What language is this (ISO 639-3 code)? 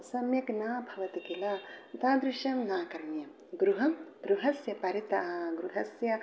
san